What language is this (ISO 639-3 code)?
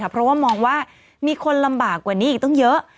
tha